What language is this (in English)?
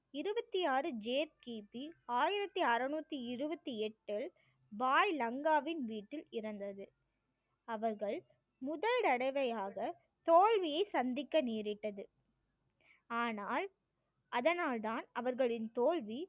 Tamil